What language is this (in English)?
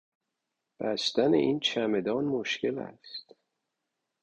Persian